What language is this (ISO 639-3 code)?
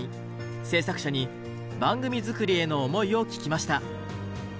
jpn